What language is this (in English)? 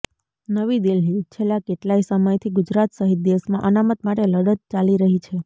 Gujarati